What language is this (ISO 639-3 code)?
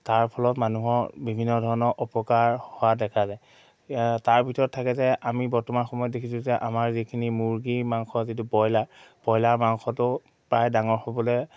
asm